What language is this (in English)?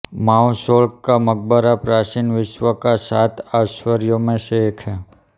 Hindi